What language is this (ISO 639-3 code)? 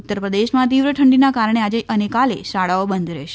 guj